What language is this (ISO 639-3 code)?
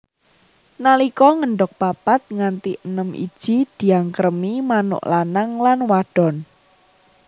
jav